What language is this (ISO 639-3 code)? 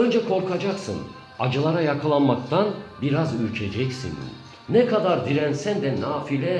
tur